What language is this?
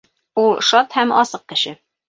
Bashkir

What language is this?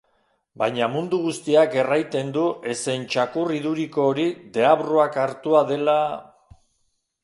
Basque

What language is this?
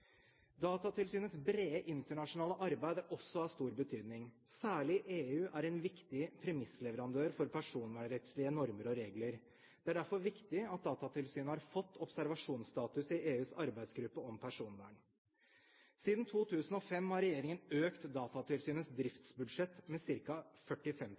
Norwegian Bokmål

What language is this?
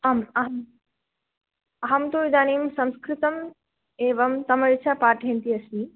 Sanskrit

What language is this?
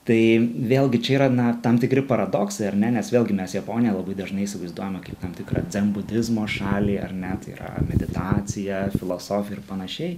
Lithuanian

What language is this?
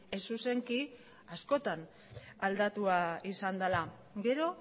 Basque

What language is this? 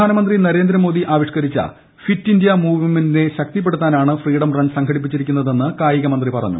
Malayalam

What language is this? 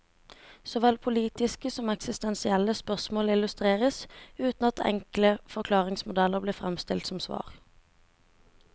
Norwegian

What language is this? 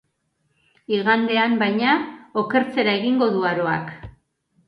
Basque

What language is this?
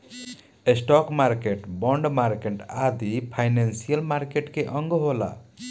Bhojpuri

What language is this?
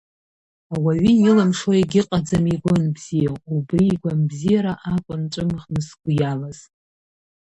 Abkhazian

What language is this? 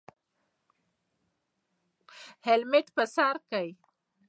Pashto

